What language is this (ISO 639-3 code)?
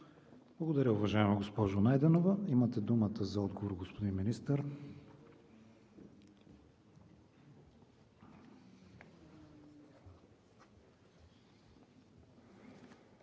bul